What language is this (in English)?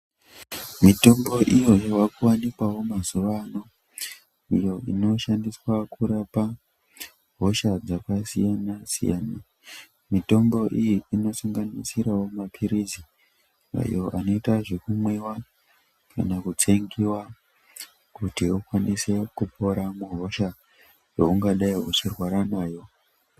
Ndau